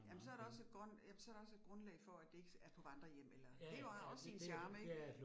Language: Danish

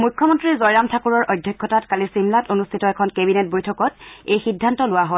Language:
Assamese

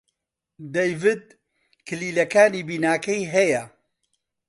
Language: Central Kurdish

